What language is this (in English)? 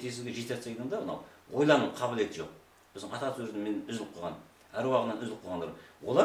Turkish